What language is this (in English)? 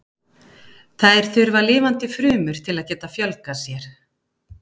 Icelandic